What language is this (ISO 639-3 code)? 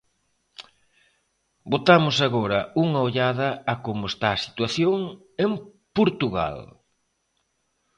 glg